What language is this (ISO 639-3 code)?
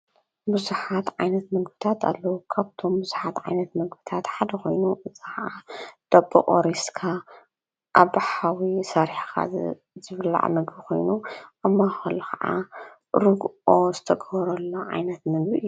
tir